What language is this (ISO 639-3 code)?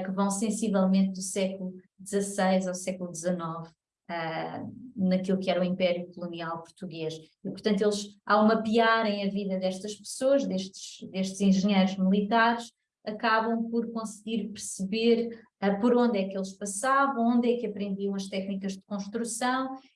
por